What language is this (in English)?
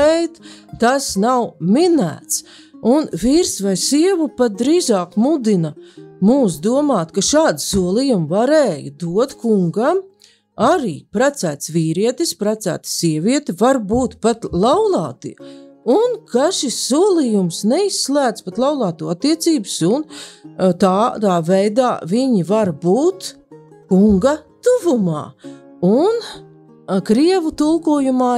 Latvian